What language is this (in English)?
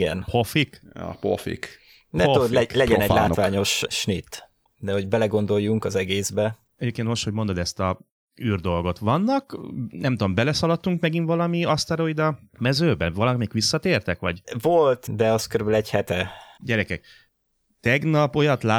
Hungarian